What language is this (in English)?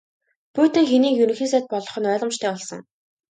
Mongolian